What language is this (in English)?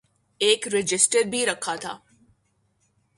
Urdu